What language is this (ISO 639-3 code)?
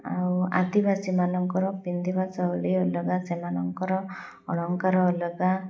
ori